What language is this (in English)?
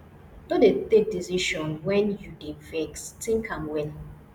Nigerian Pidgin